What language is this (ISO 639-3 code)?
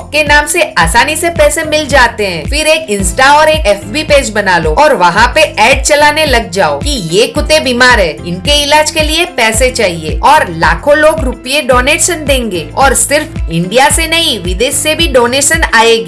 hin